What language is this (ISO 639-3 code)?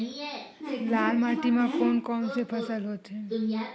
hne